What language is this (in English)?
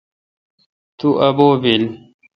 Kalkoti